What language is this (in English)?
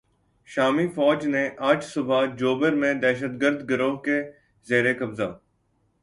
Urdu